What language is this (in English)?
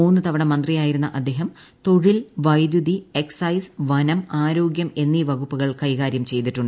Malayalam